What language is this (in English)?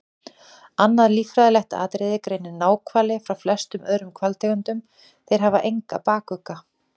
Icelandic